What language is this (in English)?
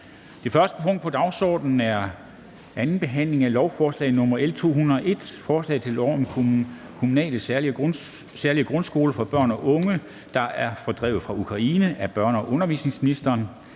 Danish